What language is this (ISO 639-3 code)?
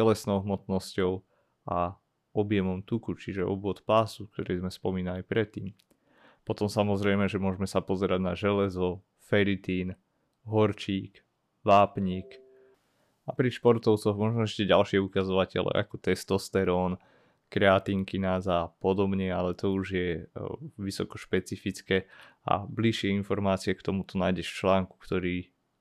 slk